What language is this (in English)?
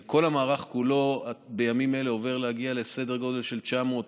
Hebrew